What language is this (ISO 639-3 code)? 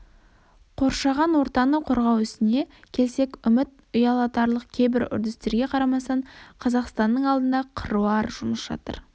kaz